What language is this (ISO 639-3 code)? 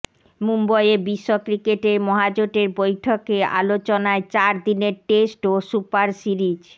ben